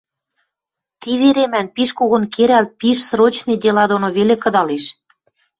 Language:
Western Mari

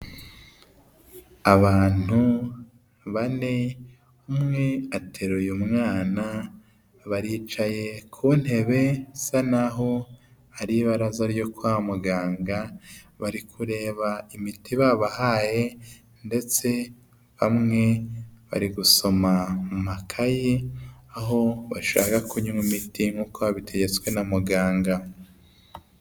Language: Kinyarwanda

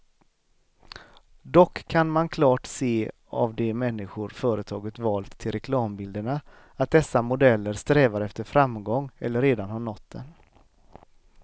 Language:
Swedish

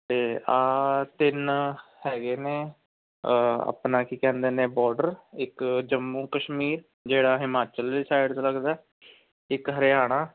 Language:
Punjabi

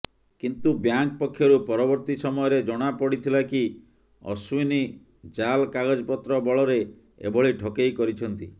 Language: Odia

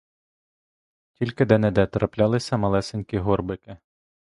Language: Ukrainian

